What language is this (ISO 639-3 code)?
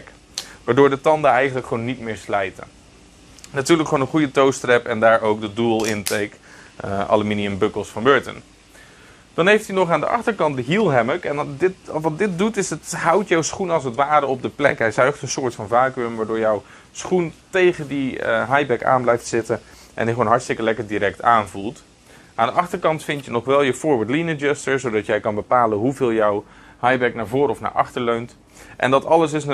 nld